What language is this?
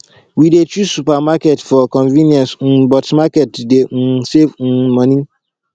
Nigerian Pidgin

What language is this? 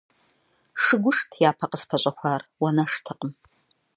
Kabardian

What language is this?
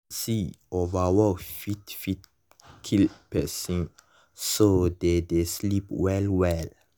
Nigerian Pidgin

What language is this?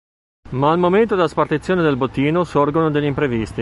Italian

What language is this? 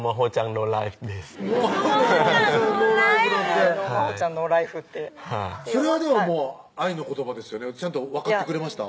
Japanese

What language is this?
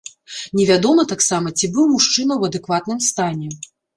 Belarusian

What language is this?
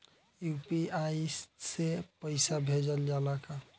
Bhojpuri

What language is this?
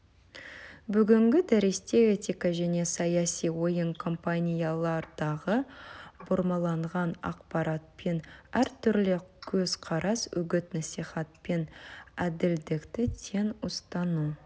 Kazakh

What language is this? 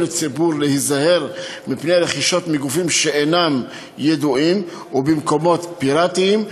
Hebrew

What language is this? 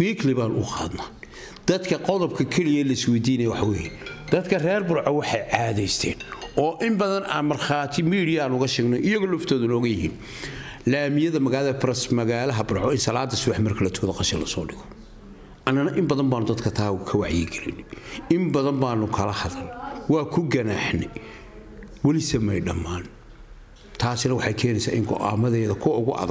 Arabic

